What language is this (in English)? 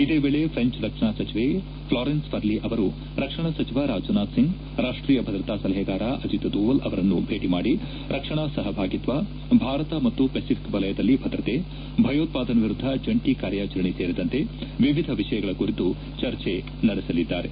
Kannada